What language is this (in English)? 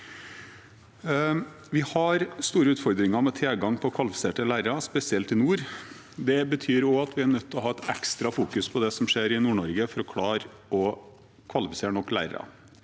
Norwegian